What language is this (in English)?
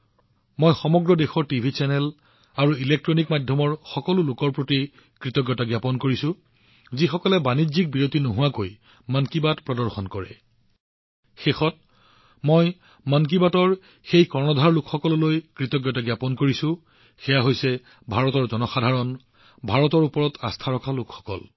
Assamese